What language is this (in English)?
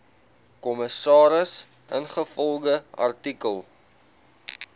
Afrikaans